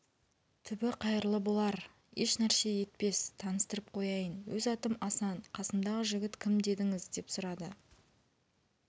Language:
Kazakh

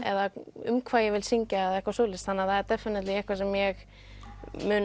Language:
Icelandic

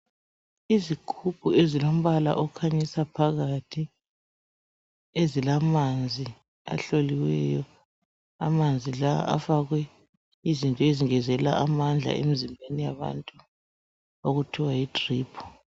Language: North Ndebele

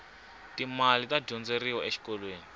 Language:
Tsonga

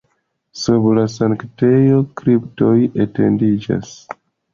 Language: Esperanto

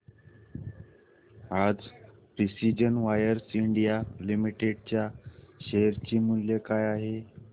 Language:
Marathi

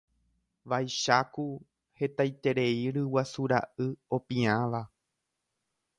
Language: Guarani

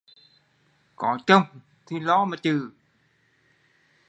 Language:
Vietnamese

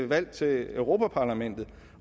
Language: Danish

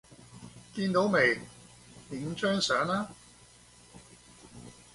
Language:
Cantonese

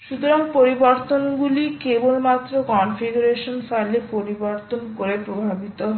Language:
Bangla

